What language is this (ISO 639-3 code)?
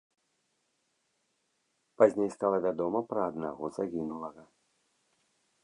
bel